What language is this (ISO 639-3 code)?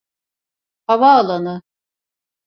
tur